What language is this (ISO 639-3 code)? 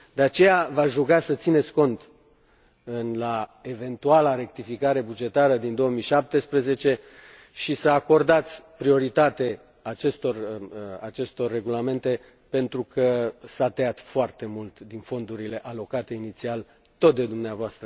ron